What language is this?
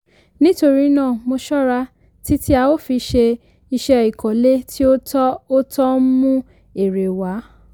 Yoruba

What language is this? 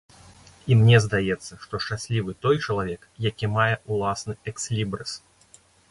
Belarusian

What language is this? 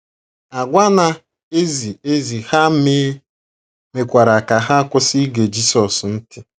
Igbo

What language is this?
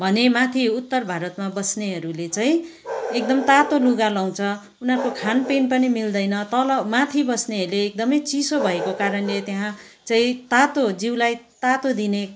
Nepali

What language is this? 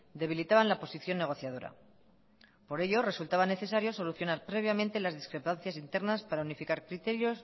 Spanish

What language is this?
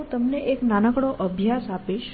Gujarati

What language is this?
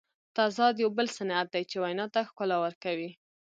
Pashto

